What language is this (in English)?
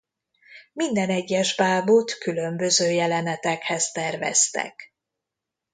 Hungarian